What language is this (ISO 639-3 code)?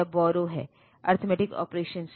hin